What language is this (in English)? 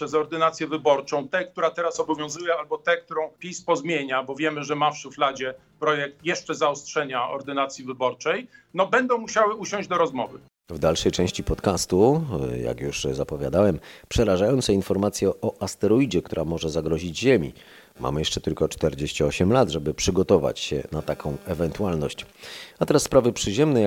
Polish